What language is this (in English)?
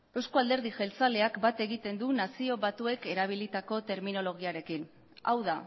Basque